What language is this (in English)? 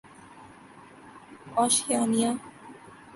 Urdu